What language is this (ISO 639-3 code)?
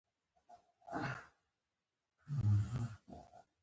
pus